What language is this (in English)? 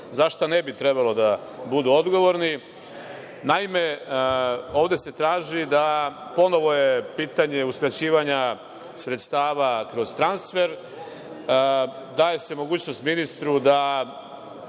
Serbian